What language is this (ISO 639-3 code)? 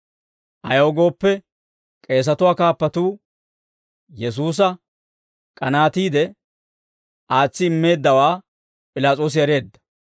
dwr